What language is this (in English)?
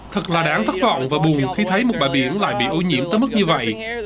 Vietnamese